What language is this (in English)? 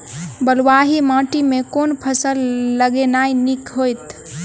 Maithili